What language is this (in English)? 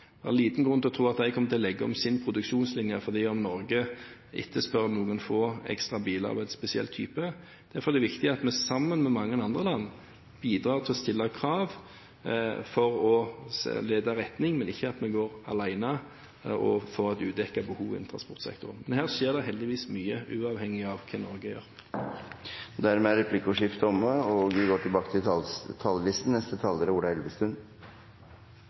Norwegian